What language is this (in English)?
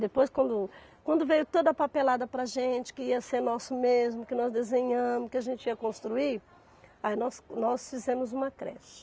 Portuguese